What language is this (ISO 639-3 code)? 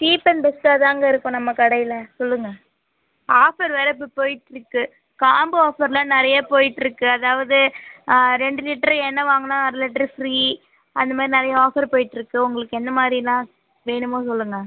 tam